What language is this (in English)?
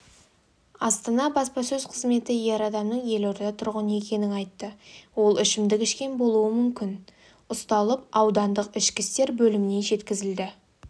Kazakh